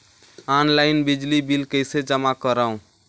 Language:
Chhattisgarhi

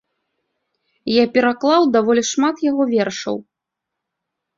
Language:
Belarusian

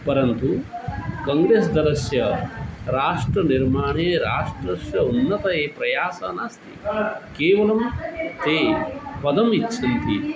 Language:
Sanskrit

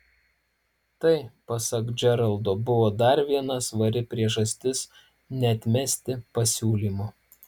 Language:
Lithuanian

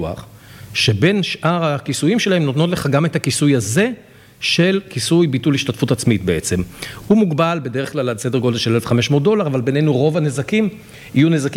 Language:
Hebrew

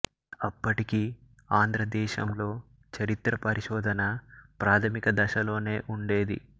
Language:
Telugu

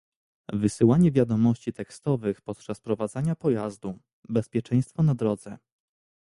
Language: Polish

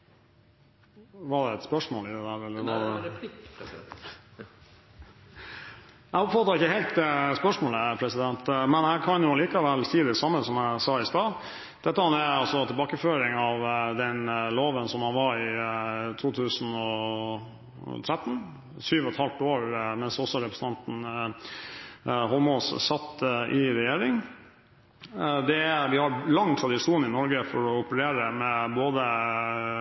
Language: Norwegian Nynorsk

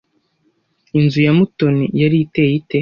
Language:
Kinyarwanda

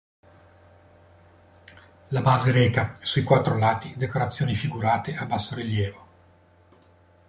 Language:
Italian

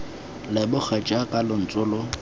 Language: Tswana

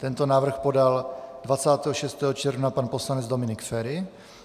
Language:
Czech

